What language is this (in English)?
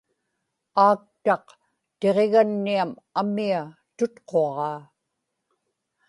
Inupiaq